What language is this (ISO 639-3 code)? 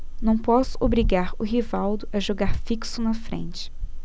por